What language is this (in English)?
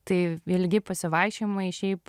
Lithuanian